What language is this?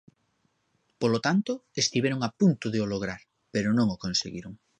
Galician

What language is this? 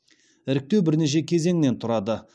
Kazakh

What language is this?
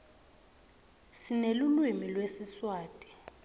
Swati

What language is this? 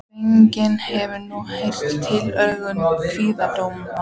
Icelandic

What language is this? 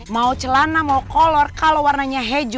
Indonesian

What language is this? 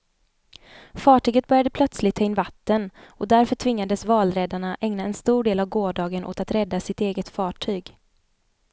Swedish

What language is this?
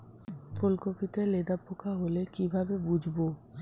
Bangla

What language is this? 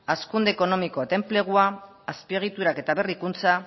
Basque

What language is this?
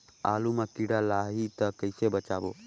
Chhattisgarhi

